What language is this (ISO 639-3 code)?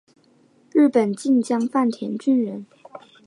zho